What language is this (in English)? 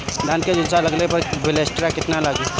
Bhojpuri